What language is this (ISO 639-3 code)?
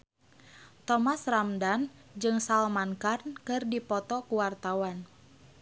sun